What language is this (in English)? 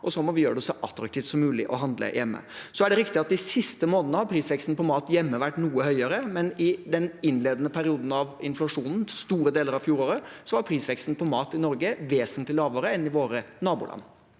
Norwegian